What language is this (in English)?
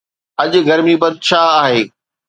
Sindhi